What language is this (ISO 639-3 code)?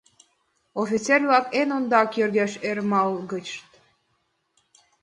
chm